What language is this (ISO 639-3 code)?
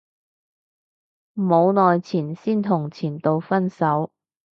yue